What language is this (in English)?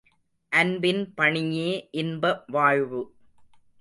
Tamil